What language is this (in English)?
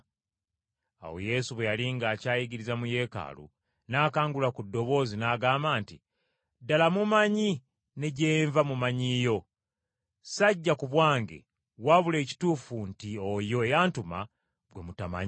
Ganda